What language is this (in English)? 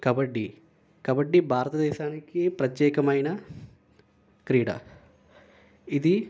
Telugu